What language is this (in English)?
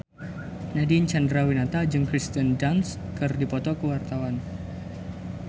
Sundanese